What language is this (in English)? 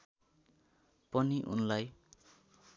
Nepali